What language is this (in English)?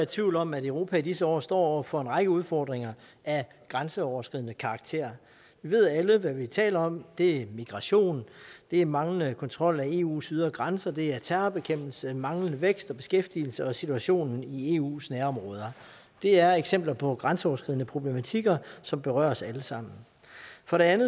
Danish